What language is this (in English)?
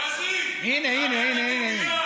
Hebrew